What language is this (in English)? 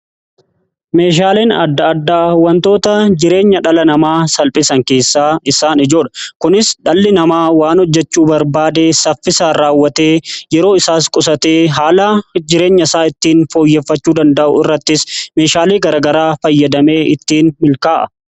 Oromo